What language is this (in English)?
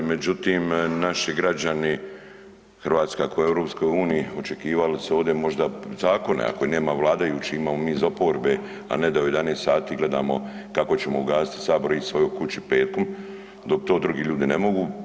Croatian